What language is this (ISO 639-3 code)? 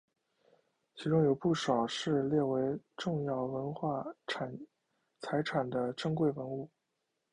zho